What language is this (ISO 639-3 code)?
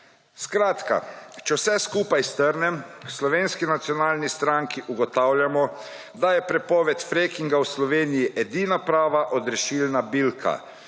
slv